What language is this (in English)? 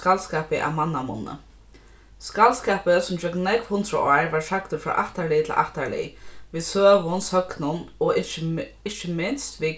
Faroese